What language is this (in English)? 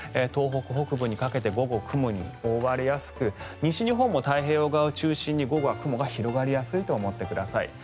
Japanese